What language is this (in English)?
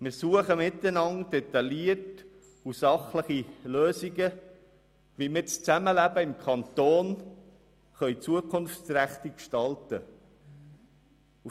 Swiss German